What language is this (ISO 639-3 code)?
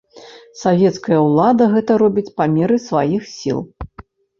bel